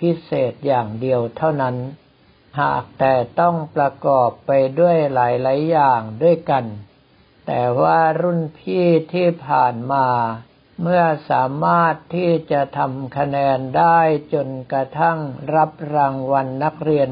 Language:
Thai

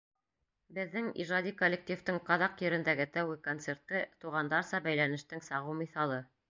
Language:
Bashkir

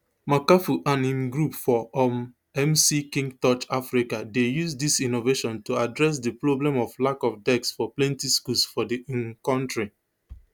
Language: Nigerian Pidgin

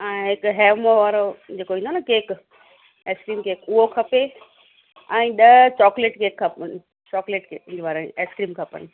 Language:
Sindhi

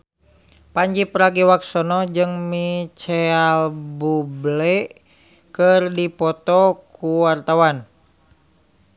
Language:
Sundanese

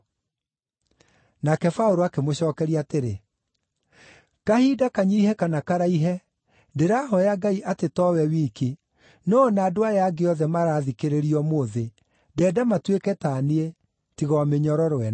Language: Kikuyu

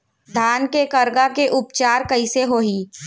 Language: Chhattisgarhi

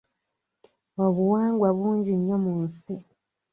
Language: Ganda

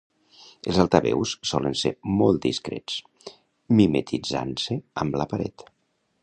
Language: Catalan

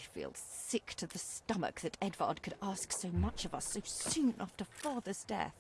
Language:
Korean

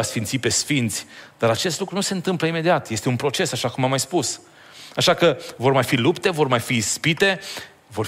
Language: Romanian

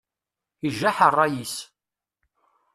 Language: Kabyle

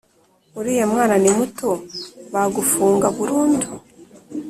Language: Kinyarwanda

